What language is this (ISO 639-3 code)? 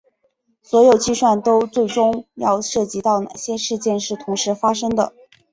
zho